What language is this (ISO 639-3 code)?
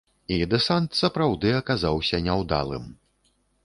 bel